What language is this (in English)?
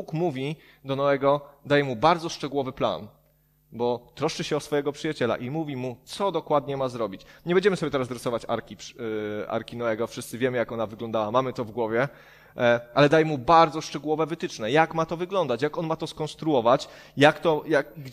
Polish